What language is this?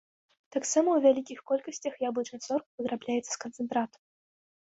Belarusian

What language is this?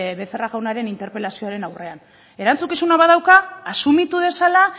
Basque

